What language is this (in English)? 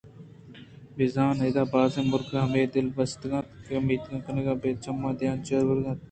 Eastern Balochi